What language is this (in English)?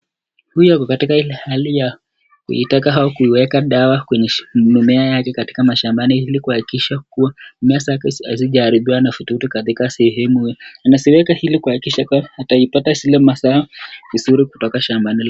Swahili